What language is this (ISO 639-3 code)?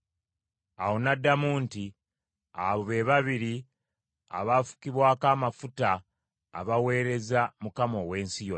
lug